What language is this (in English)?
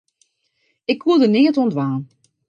Western Frisian